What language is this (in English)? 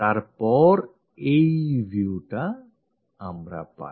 Bangla